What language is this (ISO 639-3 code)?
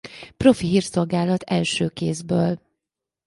hun